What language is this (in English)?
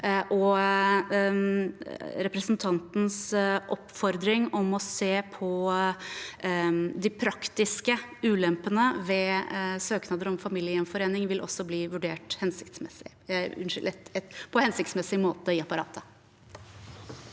Norwegian